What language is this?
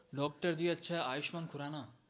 Gujarati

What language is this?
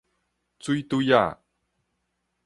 Min Nan Chinese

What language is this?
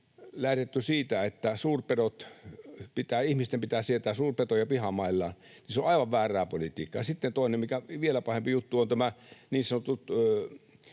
Finnish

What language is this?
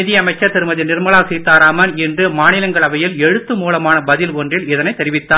Tamil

